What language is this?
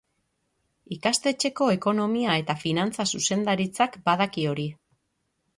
Basque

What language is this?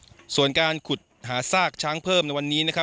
Thai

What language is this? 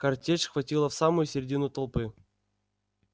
Russian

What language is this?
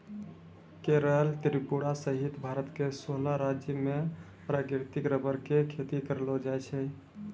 Maithili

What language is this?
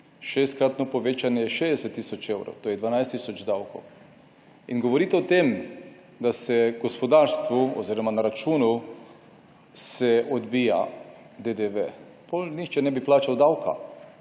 Slovenian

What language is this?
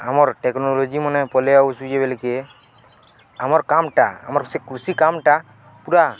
Odia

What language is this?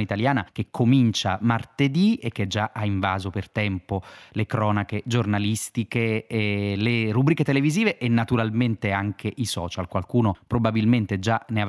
Italian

